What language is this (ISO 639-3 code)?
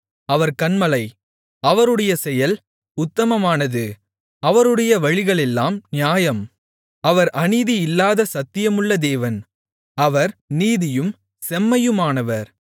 tam